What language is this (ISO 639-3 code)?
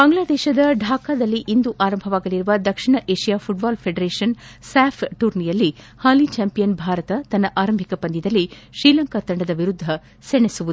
kan